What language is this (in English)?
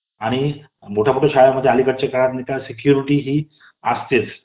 Marathi